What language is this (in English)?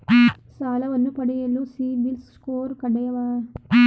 Kannada